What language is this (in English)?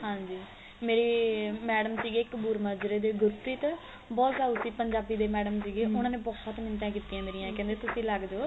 Punjabi